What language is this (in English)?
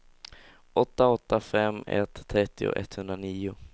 Swedish